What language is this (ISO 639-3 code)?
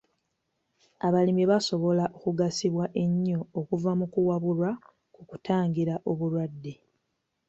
lug